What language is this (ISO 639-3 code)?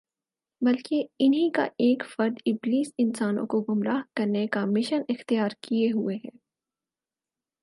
urd